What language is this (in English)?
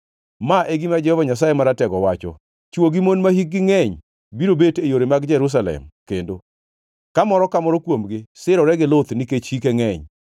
Luo (Kenya and Tanzania)